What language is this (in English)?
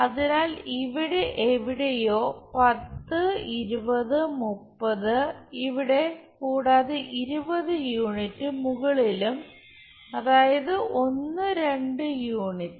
Malayalam